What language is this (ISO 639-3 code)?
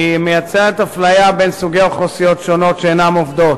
heb